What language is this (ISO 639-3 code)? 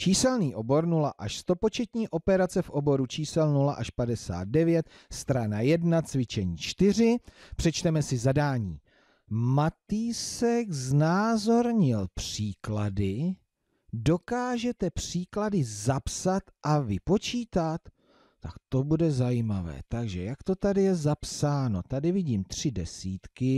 ces